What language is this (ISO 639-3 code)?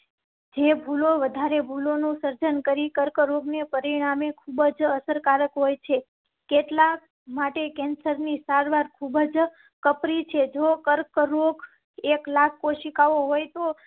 guj